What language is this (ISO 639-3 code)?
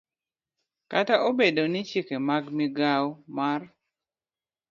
luo